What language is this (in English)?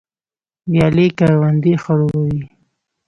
Pashto